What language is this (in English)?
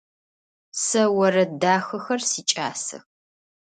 Adyghe